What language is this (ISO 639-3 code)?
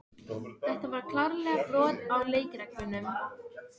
isl